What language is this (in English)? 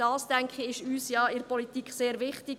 Swiss German